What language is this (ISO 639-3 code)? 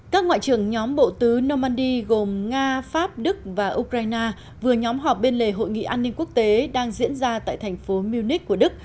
vie